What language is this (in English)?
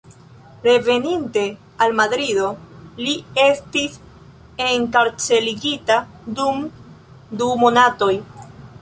Esperanto